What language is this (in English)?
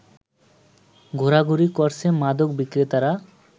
Bangla